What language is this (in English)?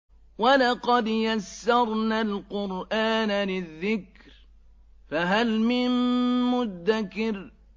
Arabic